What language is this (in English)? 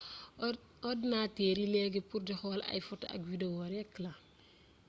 Wolof